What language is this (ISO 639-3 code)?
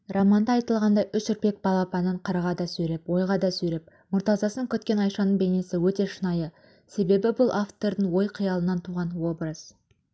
kaz